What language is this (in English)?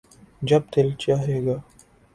Urdu